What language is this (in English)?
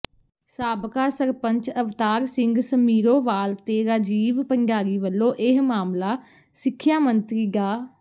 Punjabi